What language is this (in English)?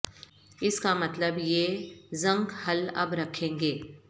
Urdu